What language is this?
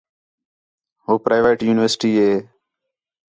Khetrani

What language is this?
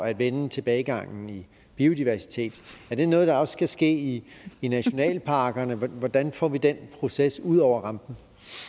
Danish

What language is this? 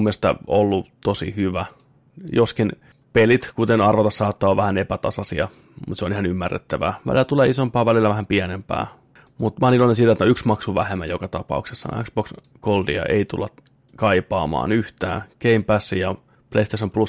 Finnish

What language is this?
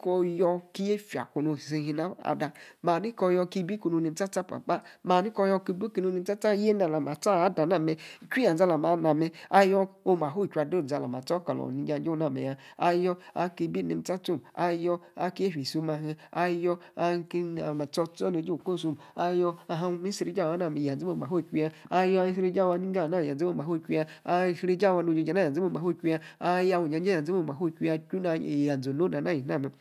Yace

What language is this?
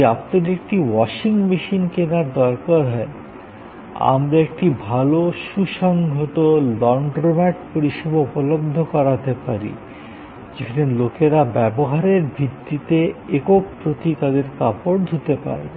Bangla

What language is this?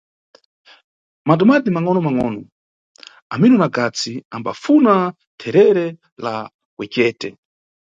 Nyungwe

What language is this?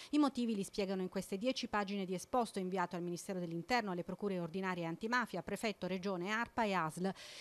Italian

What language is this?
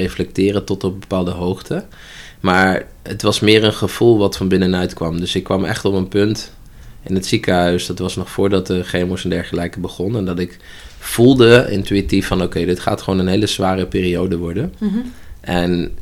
Dutch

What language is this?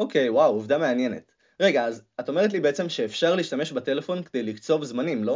Hebrew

